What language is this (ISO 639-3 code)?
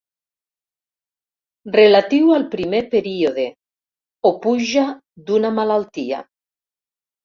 cat